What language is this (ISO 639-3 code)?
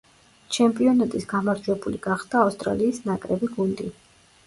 kat